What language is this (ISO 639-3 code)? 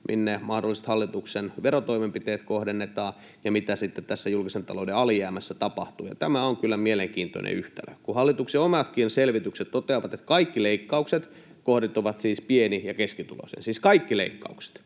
fin